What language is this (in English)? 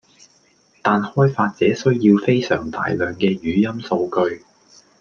Cantonese